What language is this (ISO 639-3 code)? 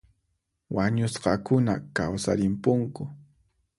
qxp